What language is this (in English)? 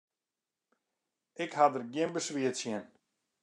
Western Frisian